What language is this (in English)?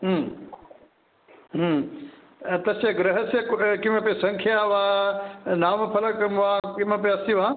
Sanskrit